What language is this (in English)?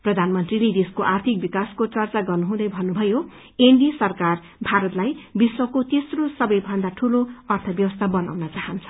Nepali